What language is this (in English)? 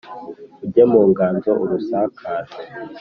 Kinyarwanda